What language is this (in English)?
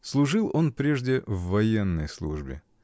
Russian